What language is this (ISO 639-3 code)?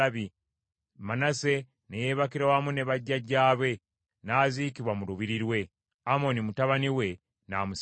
lug